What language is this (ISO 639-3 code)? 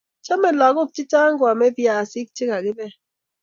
kln